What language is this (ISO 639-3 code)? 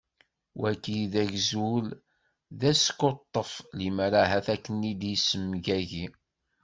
kab